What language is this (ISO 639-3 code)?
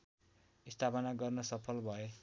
nep